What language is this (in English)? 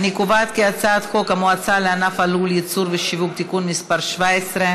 Hebrew